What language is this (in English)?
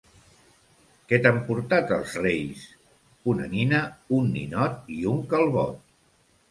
Catalan